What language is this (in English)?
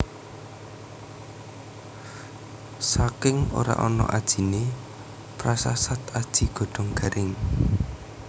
Javanese